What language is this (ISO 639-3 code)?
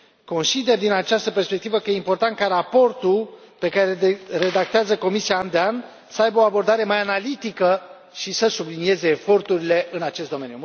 ron